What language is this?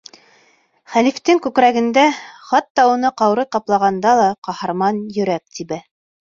Bashkir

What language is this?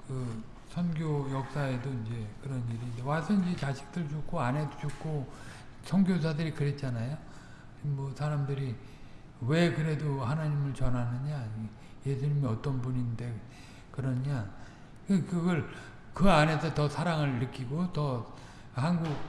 Korean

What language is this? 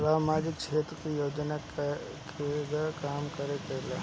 Bhojpuri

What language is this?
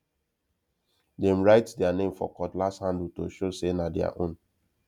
Nigerian Pidgin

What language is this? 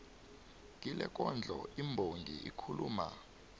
South Ndebele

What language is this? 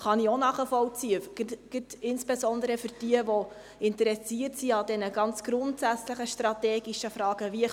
Swiss German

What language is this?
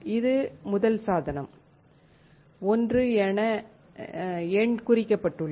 Tamil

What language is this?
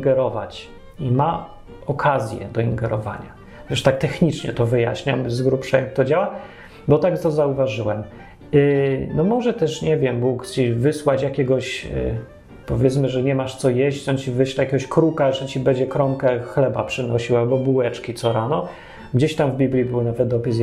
Polish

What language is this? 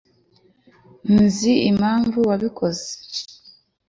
Kinyarwanda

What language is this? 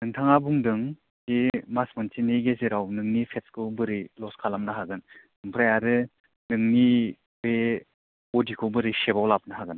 Bodo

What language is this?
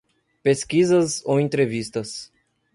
Portuguese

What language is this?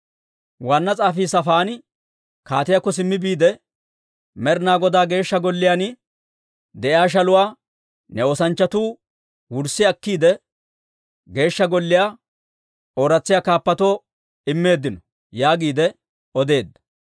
Dawro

